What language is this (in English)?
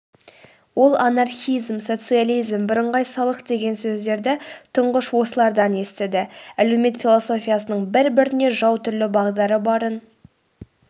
Kazakh